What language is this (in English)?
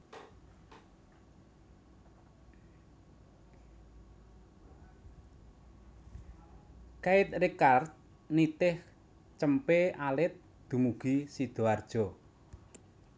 Javanese